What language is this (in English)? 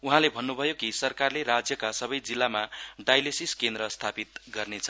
Nepali